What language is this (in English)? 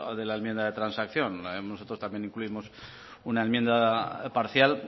Spanish